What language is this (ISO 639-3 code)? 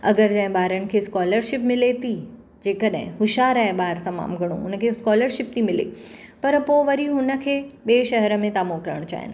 snd